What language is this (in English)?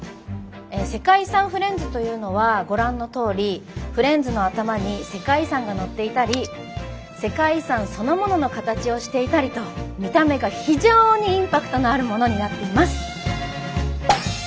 Japanese